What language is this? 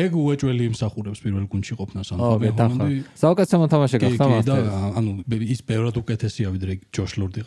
Romanian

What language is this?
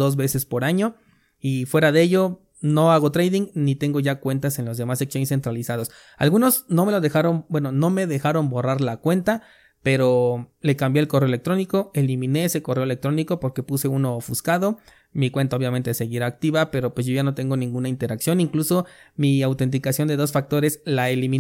Spanish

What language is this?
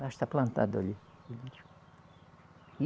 Portuguese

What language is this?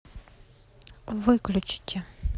Russian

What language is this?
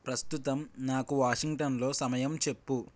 Telugu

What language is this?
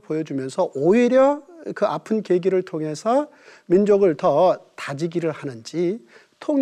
Korean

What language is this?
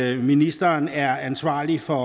Danish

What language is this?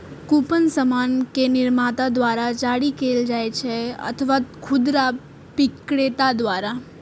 Maithili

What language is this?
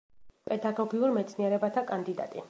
Georgian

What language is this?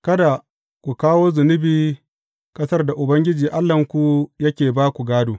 Hausa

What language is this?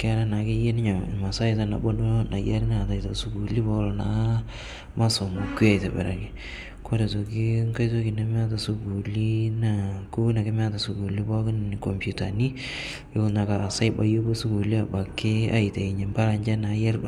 Masai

